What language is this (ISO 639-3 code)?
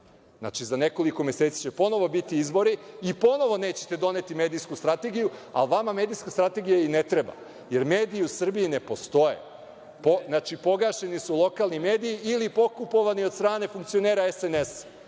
srp